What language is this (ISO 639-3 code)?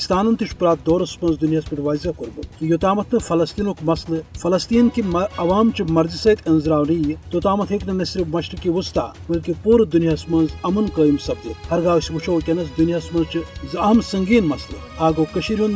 urd